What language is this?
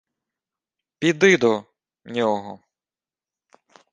Ukrainian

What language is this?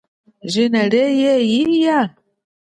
Chokwe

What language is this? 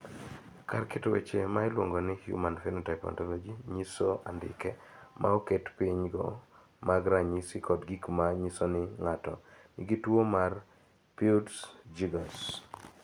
Luo (Kenya and Tanzania)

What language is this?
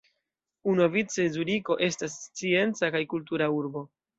Esperanto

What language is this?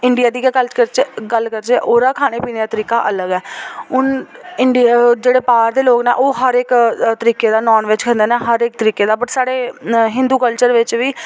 Dogri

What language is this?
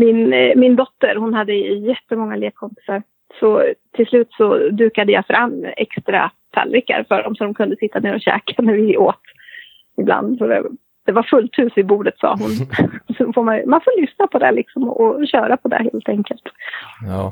Swedish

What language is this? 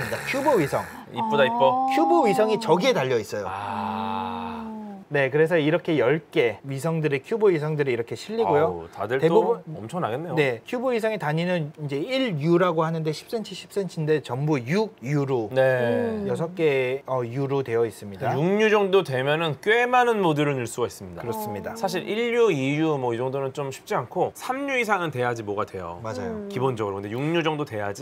Korean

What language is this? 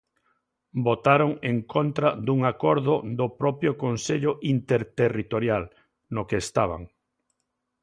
Galician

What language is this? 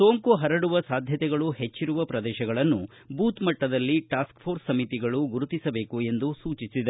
Kannada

